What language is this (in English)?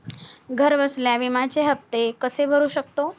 Marathi